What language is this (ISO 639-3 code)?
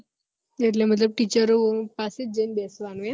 guj